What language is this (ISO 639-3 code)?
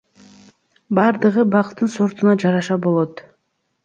kir